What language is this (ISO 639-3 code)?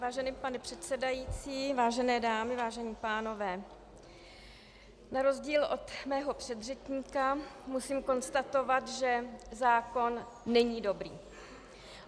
ces